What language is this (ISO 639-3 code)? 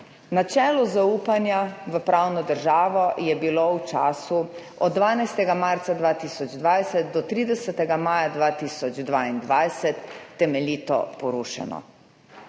slv